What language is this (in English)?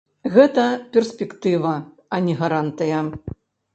Belarusian